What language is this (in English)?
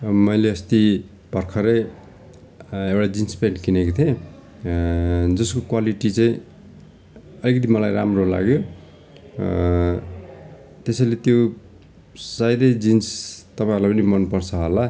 Nepali